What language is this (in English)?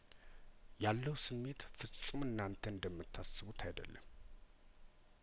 Amharic